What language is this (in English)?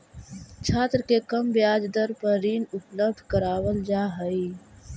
Magahi